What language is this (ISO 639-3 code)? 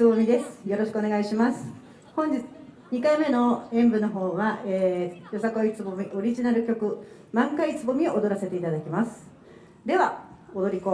jpn